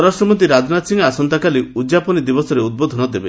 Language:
Odia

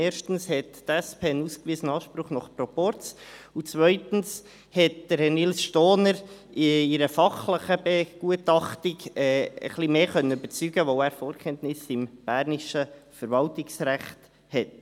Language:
Swiss German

